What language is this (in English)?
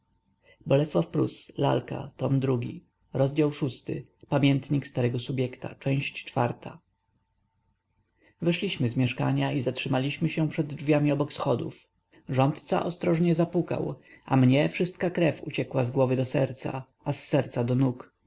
Polish